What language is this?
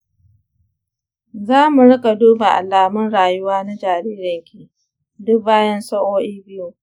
Hausa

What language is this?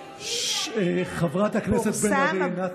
Hebrew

